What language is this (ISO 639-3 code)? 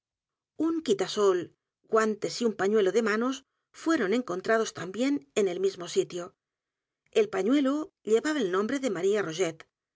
spa